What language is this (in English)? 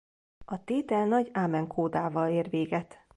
Hungarian